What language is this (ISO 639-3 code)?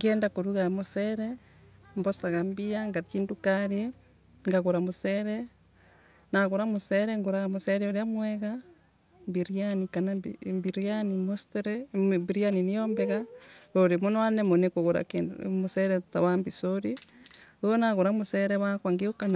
ebu